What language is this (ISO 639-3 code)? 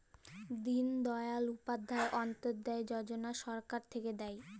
ben